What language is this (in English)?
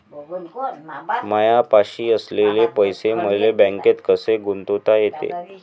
Marathi